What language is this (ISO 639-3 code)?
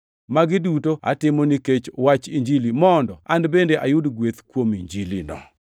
luo